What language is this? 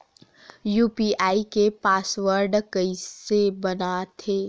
Chhattisgarhi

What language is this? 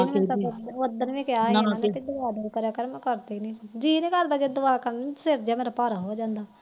Punjabi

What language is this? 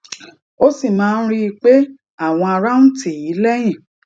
Yoruba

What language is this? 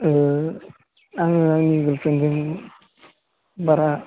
Bodo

